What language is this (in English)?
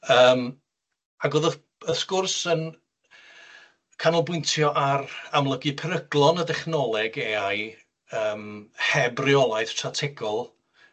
Welsh